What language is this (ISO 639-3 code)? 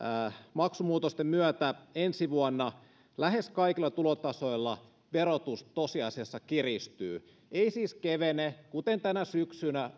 fin